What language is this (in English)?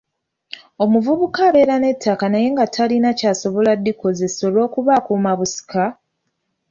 Ganda